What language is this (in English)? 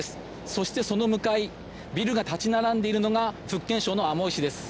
Japanese